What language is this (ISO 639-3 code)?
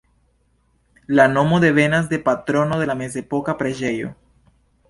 epo